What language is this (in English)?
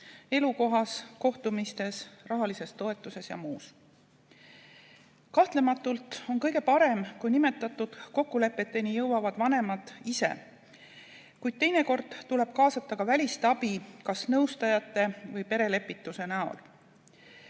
Estonian